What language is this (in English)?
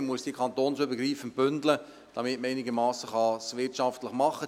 Swiss German